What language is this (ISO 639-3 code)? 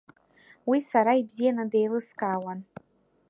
abk